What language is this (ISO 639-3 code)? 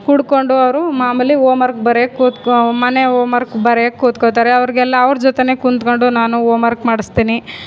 kan